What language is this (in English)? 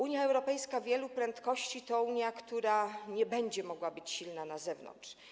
Polish